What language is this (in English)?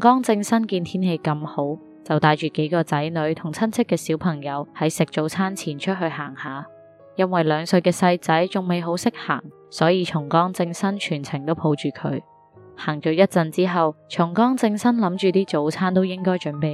Chinese